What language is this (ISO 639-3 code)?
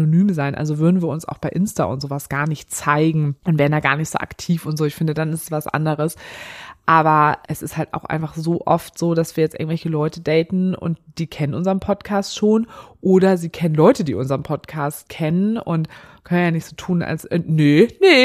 deu